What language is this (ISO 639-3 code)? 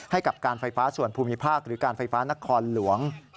tha